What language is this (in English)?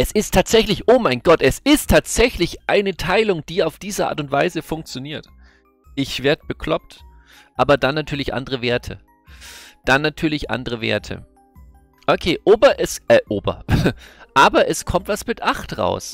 German